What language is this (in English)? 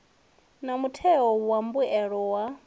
Venda